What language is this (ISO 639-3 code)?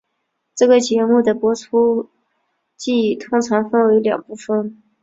zho